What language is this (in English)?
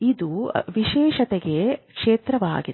Kannada